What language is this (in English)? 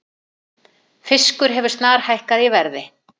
Icelandic